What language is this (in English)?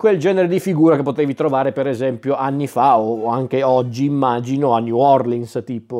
Italian